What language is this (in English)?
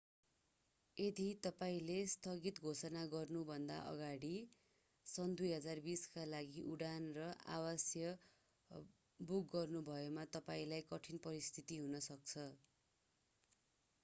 Nepali